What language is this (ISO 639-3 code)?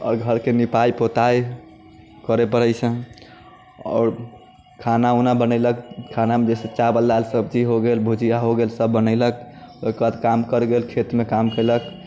mai